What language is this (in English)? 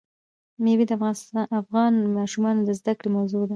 Pashto